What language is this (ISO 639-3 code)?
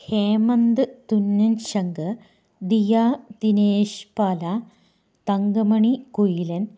mal